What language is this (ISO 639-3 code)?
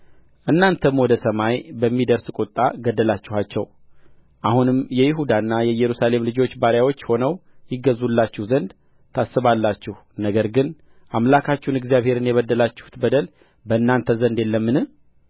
amh